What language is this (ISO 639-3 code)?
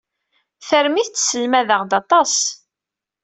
kab